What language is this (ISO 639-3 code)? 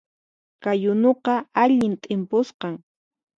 qxp